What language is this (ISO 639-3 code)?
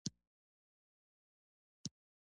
pus